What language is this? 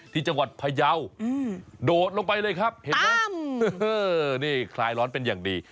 Thai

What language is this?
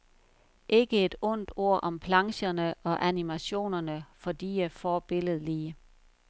Danish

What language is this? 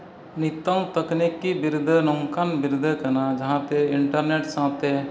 Santali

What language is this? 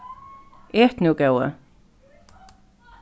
Faroese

